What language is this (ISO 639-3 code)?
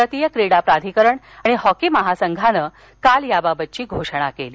mar